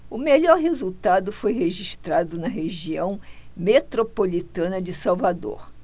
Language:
Portuguese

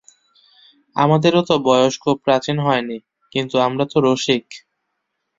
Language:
Bangla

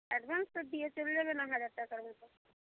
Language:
Bangla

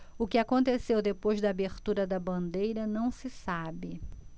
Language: Portuguese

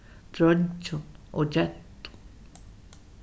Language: Faroese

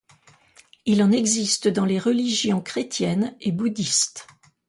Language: French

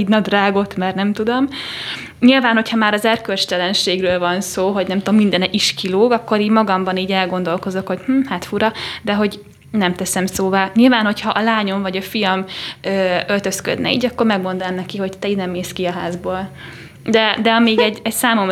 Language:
Hungarian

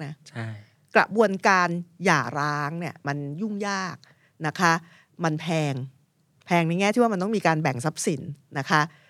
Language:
Thai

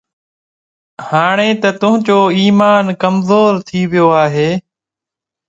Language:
Sindhi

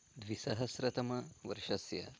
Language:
Sanskrit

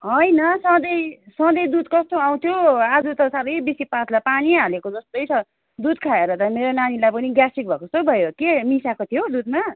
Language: Nepali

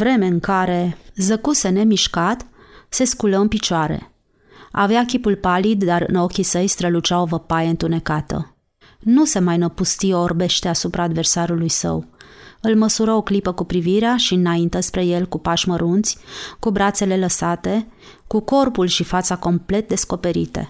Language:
Romanian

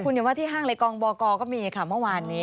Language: Thai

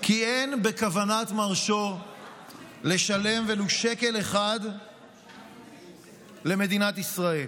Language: Hebrew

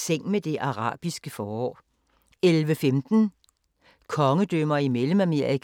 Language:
Danish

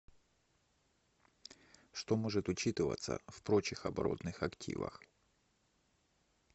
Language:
Russian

